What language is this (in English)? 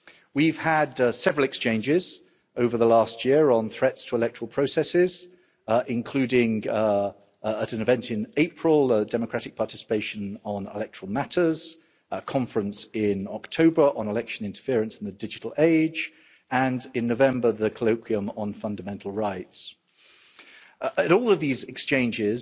English